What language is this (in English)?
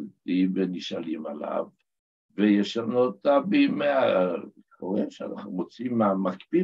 Hebrew